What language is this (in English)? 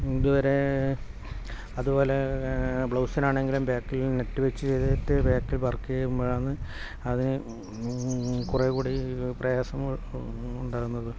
Malayalam